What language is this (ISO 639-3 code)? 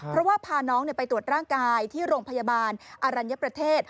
tha